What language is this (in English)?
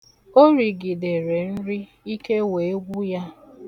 Igbo